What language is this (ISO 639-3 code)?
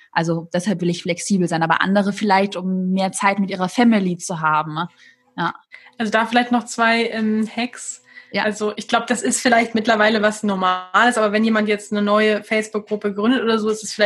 deu